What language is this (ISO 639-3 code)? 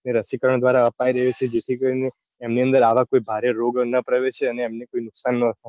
guj